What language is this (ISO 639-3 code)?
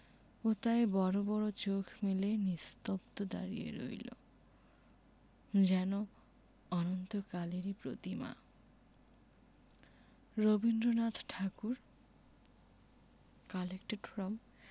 ben